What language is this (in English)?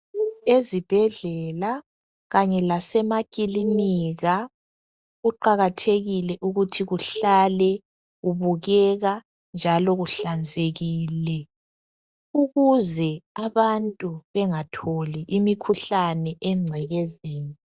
North Ndebele